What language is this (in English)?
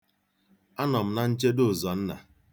Igbo